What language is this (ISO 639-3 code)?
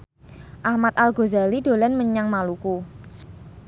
jav